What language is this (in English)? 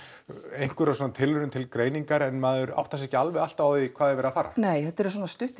Icelandic